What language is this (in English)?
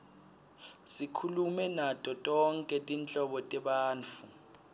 Swati